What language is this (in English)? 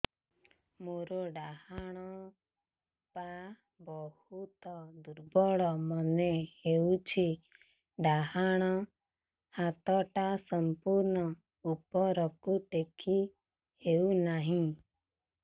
Odia